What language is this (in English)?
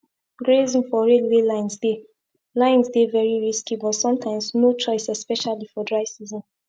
Nigerian Pidgin